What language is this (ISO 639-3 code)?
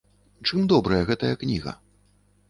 bel